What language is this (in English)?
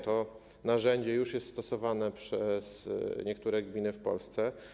Polish